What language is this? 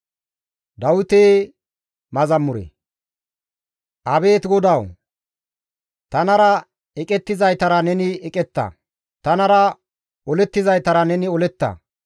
Gamo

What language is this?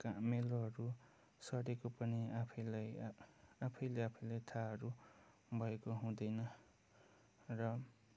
Nepali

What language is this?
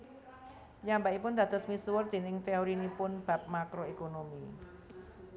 Javanese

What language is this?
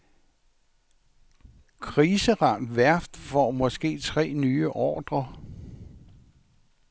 Danish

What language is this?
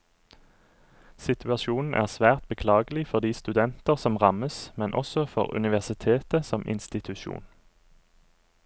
Norwegian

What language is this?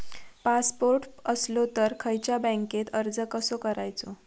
Marathi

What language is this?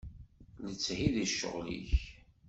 Kabyle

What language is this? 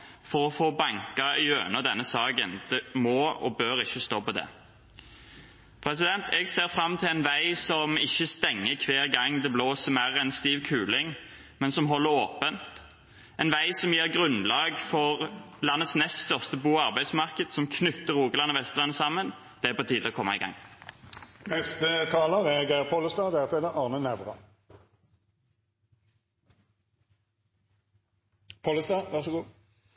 Norwegian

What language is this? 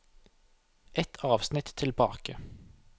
Norwegian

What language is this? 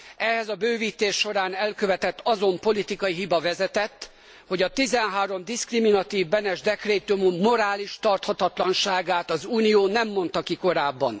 Hungarian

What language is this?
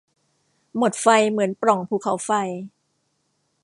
Thai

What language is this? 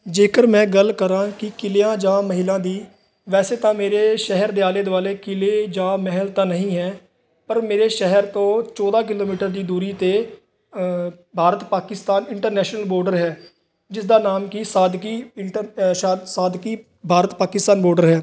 Punjabi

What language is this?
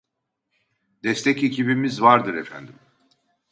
Turkish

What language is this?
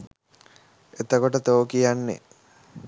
Sinhala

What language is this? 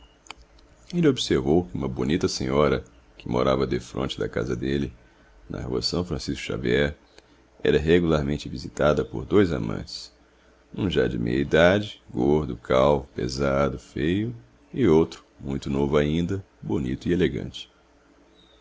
Portuguese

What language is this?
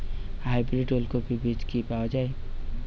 Bangla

